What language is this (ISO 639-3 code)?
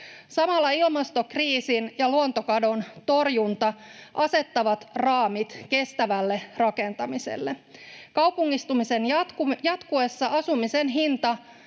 fin